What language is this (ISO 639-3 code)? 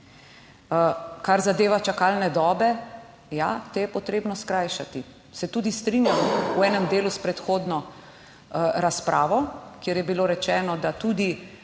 slv